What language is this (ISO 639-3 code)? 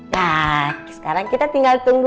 ind